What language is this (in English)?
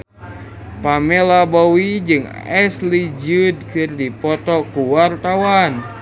Sundanese